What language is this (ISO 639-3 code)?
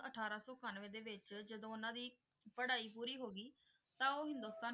pan